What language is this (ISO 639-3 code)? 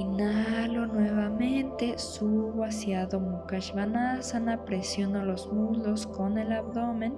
spa